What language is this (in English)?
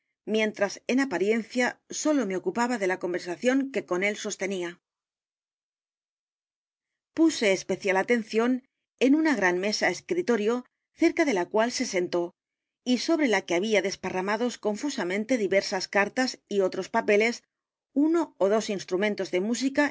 Spanish